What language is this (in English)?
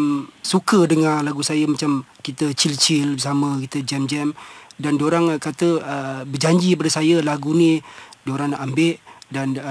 Malay